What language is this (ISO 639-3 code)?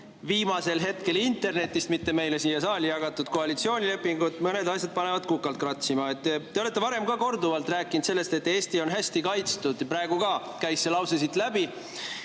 est